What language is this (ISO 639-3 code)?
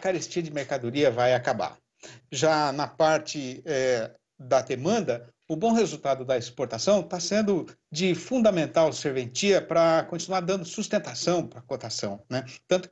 por